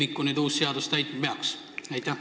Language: Estonian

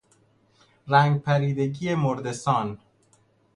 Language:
Persian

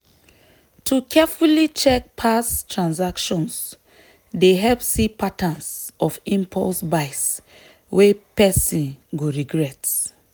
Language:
Nigerian Pidgin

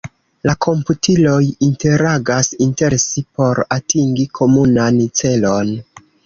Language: Esperanto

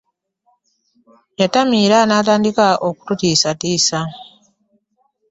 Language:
Ganda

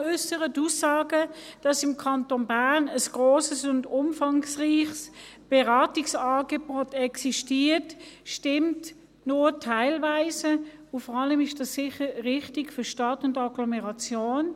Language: Swiss German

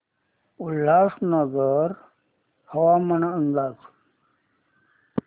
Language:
Marathi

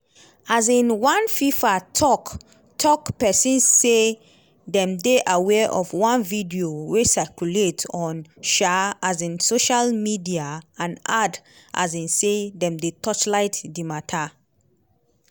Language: Nigerian Pidgin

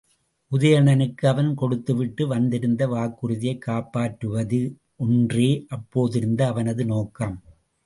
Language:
Tamil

